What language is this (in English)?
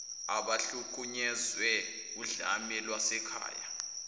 Zulu